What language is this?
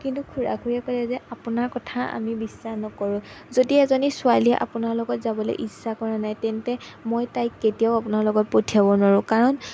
Assamese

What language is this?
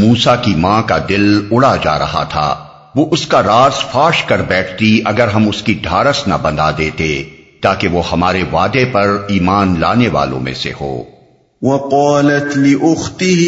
Urdu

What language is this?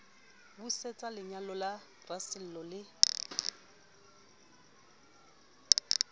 Southern Sotho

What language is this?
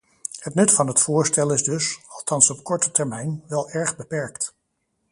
Dutch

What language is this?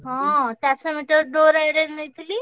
Odia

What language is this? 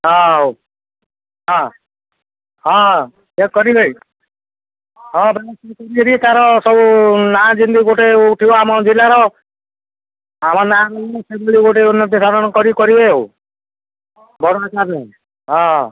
Odia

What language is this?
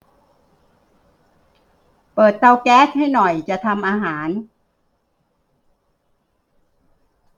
Thai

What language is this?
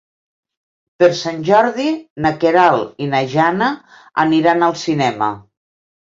Catalan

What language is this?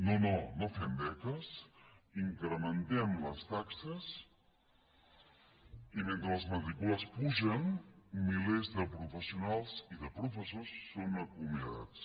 Catalan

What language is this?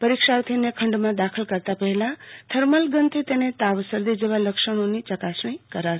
Gujarati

